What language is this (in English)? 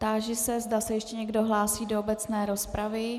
Czech